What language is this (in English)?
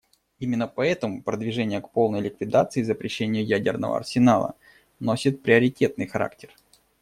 Russian